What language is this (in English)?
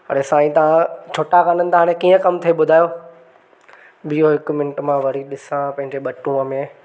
Sindhi